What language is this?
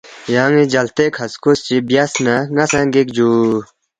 Balti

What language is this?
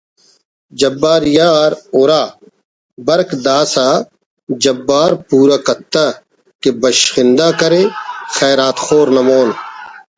Brahui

